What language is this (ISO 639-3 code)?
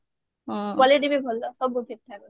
ori